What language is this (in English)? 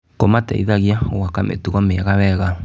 Kikuyu